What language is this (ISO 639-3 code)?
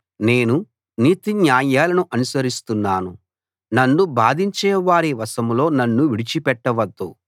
tel